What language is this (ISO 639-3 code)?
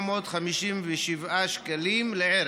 heb